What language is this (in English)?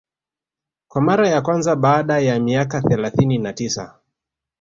Swahili